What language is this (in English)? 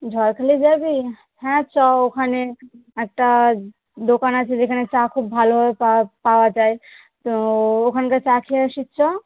Bangla